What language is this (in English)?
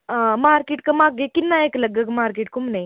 Dogri